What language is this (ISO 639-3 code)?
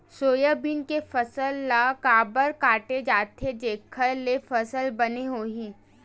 hne